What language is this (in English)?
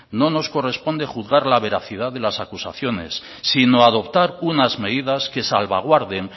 Spanish